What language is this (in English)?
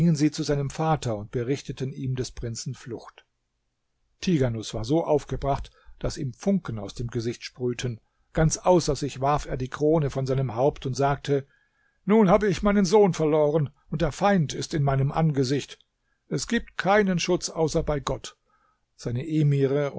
German